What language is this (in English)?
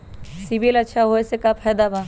Magahi